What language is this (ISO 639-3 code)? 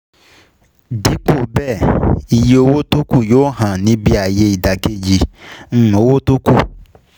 yor